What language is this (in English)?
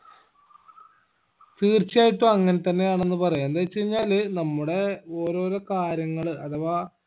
Malayalam